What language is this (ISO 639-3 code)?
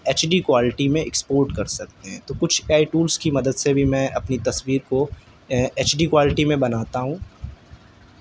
urd